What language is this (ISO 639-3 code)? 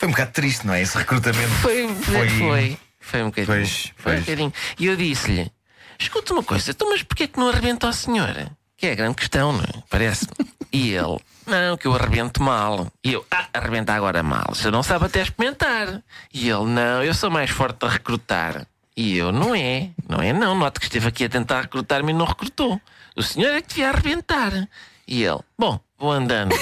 por